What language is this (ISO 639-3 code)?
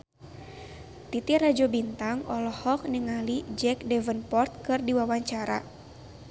sun